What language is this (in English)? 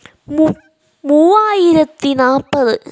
Malayalam